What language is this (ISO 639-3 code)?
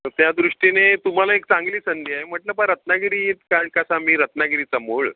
mar